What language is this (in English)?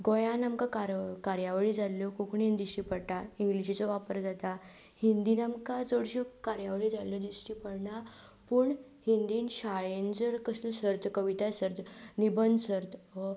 Konkani